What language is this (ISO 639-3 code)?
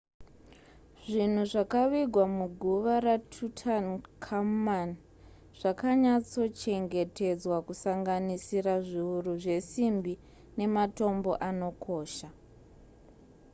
sna